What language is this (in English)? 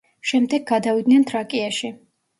Georgian